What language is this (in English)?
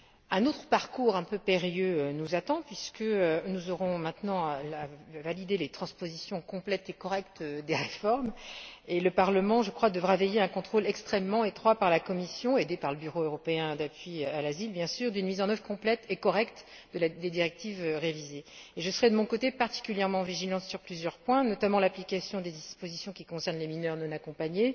French